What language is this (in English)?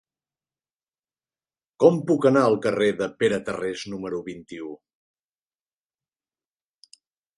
Catalan